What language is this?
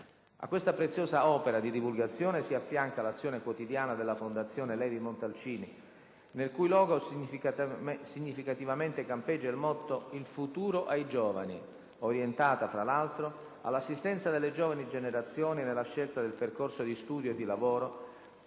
Italian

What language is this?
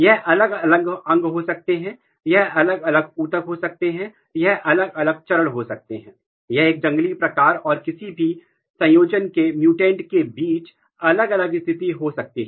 Hindi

